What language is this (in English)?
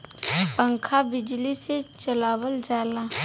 Bhojpuri